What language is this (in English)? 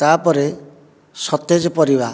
Odia